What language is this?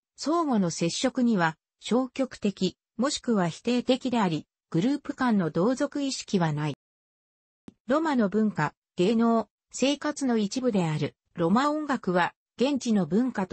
Japanese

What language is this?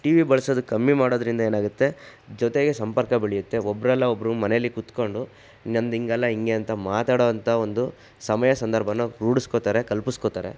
Kannada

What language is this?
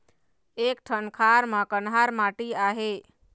Chhattisgarhi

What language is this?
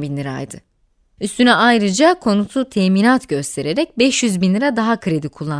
Turkish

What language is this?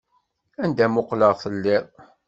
Kabyle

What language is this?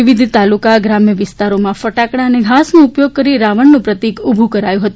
Gujarati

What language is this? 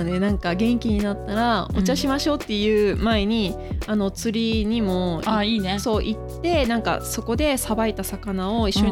Japanese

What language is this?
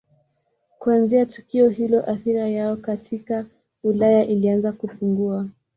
Swahili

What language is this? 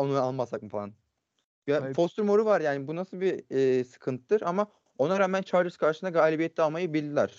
Turkish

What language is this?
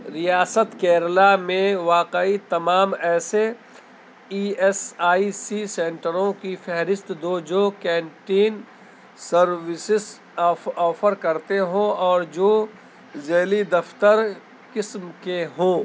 Urdu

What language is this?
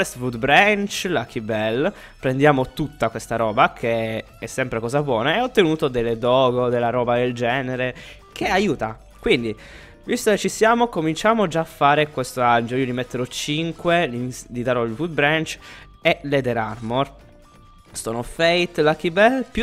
Italian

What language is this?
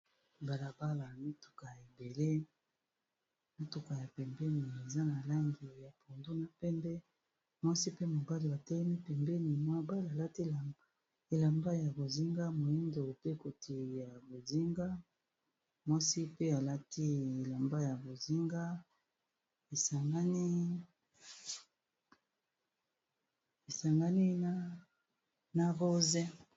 Lingala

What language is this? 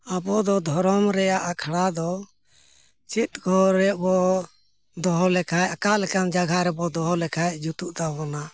Santali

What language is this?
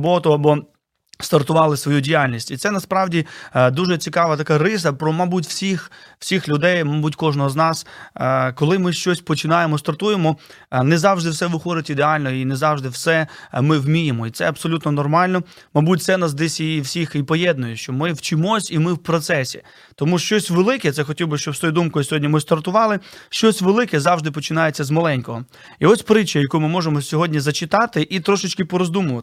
Ukrainian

